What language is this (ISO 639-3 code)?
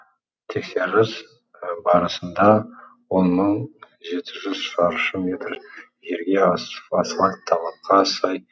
kaz